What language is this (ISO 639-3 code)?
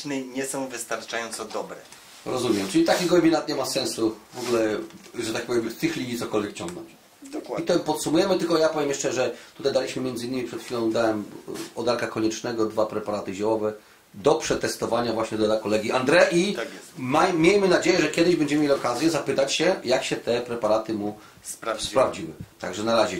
pol